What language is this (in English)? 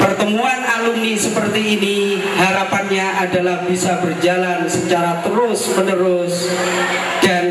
Indonesian